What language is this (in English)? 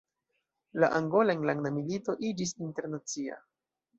Esperanto